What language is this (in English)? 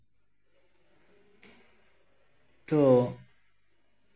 Santali